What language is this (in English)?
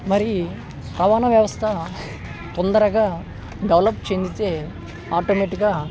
Telugu